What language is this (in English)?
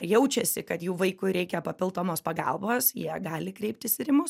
Lithuanian